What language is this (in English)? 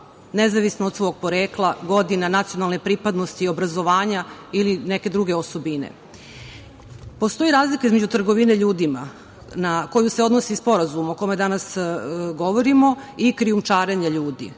Serbian